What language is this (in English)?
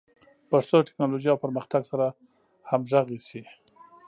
Pashto